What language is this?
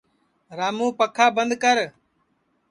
Sansi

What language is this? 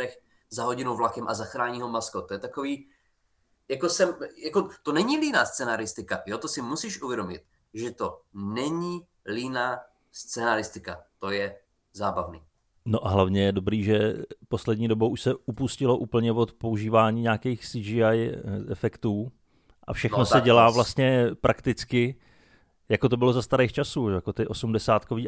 Czech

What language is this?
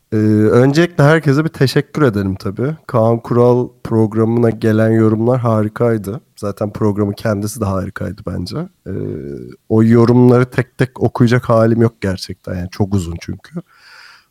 Turkish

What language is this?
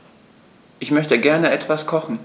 German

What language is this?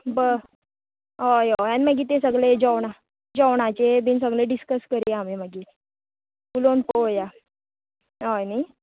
Konkani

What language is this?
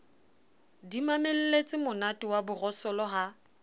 Southern Sotho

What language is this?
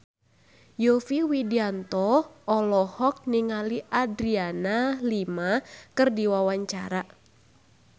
Sundanese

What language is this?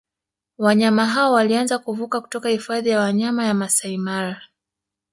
Swahili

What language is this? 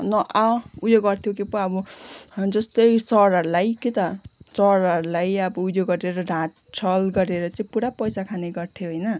Nepali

